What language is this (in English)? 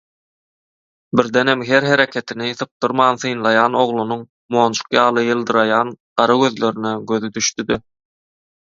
Turkmen